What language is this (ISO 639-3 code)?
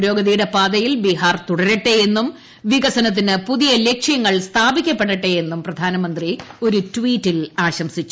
mal